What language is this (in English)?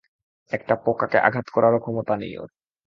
Bangla